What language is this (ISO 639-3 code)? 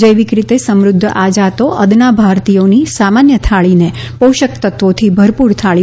guj